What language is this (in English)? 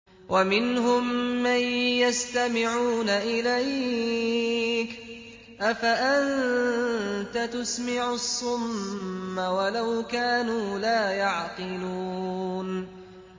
Arabic